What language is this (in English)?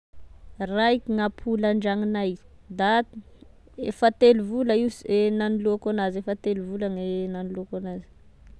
Tesaka Malagasy